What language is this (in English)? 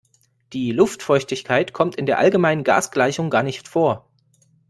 German